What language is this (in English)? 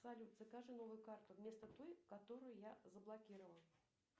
Russian